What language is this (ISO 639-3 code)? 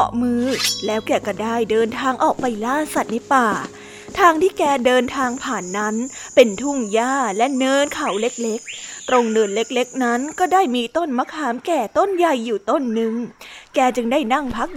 tha